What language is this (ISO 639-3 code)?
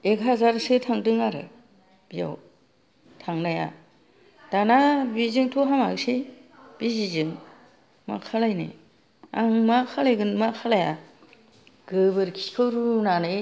brx